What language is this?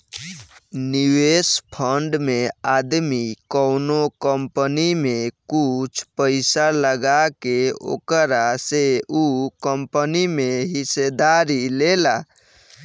Bhojpuri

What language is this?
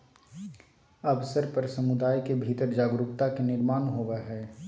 Magahi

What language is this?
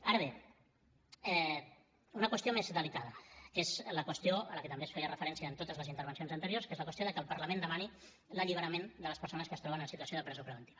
Catalan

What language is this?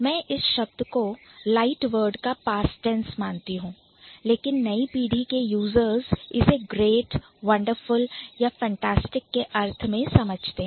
Hindi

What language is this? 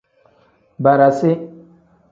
Tem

